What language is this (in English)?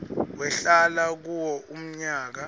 Swati